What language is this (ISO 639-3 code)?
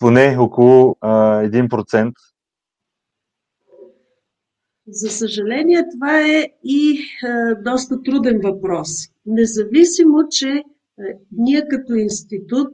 bul